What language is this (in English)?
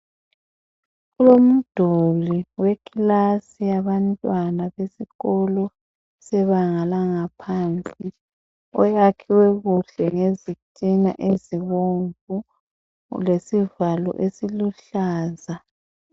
North Ndebele